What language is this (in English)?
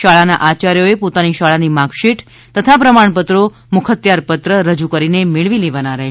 Gujarati